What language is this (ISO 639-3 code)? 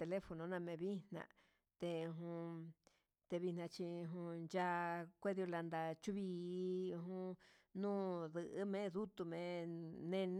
mxs